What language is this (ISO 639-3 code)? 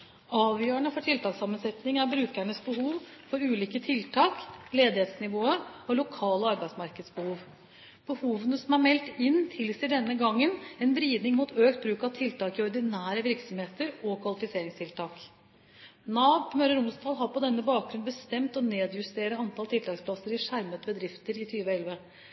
nob